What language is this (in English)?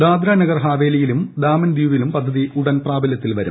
Malayalam